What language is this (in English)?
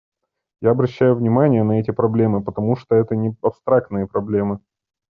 Russian